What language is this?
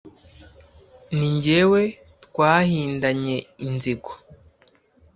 Kinyarwanda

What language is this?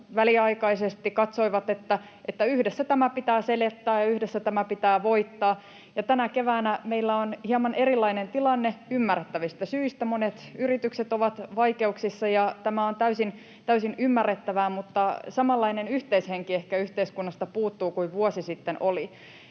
Finnish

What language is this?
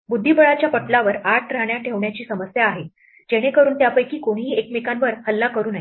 Marathi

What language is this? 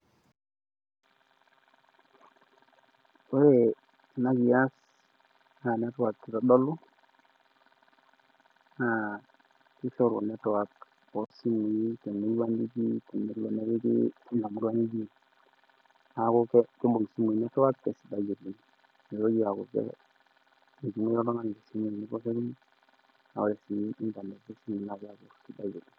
Masai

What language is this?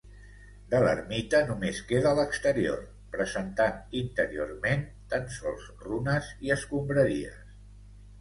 Catalan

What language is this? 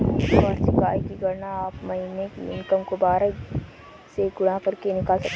Hindi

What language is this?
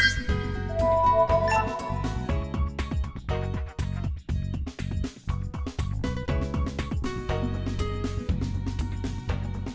Vietnamese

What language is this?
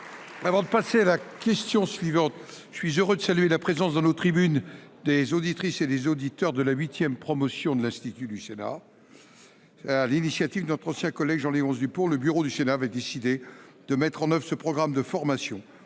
French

